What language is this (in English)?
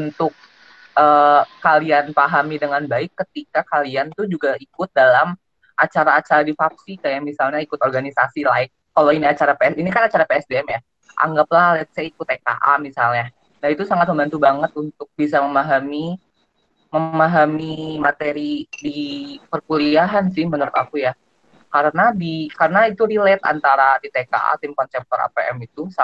Indonesian